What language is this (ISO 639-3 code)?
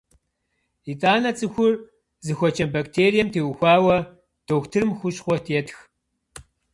kbd